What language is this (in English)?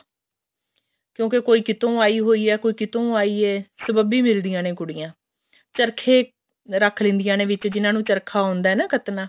Punjabi